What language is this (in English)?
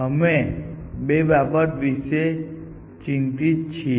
Gujarati